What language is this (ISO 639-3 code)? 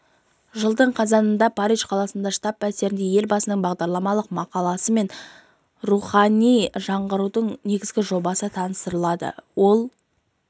kaz